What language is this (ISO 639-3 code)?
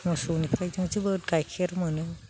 brx